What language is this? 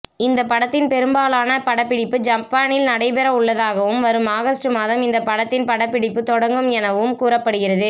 Tamil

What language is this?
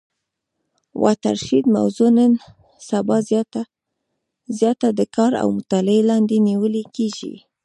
Pashto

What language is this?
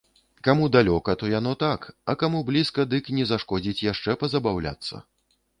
Belarusian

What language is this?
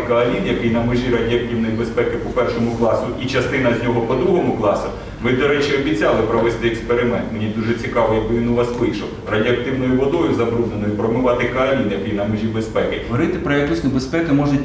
Ukrainian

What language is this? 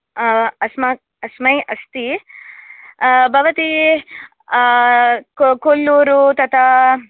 Sanskrit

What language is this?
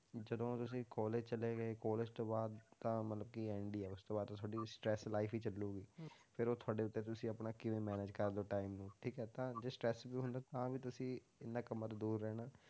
Punjabi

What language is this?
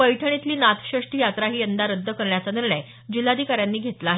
Marathi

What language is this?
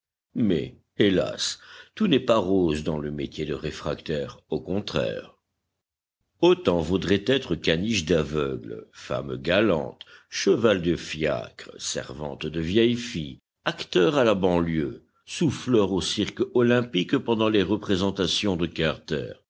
French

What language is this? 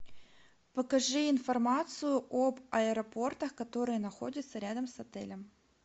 Russian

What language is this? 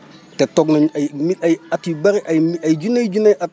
Wolof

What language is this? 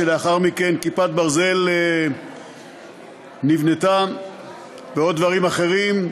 Hebrew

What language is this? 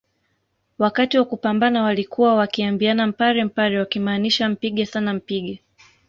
Swahili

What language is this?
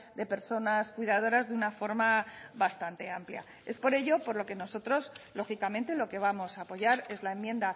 Spanish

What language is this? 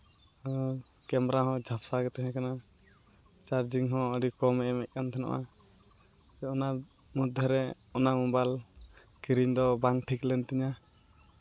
Santali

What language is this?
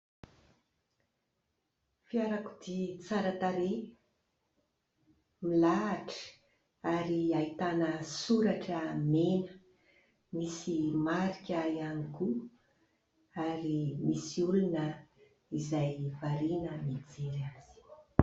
Malagasy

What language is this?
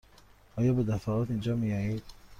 Persian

